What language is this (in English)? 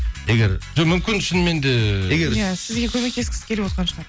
Kazakh